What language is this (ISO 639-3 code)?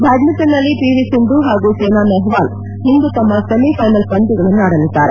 kan